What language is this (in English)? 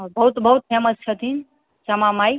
Maithili